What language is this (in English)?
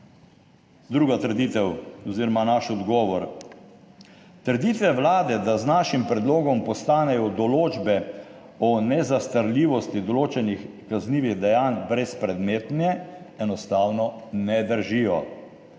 Slovenian